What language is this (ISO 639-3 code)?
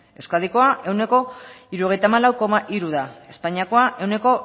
eus